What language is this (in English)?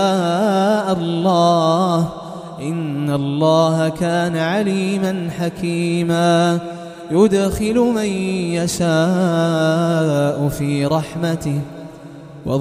Arabic